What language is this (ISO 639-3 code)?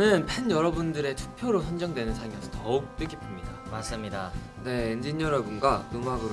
kor